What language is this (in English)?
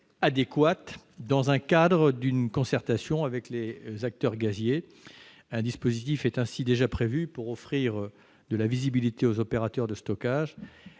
French